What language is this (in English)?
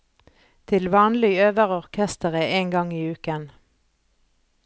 Norwegian